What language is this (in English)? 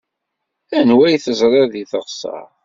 Kabyle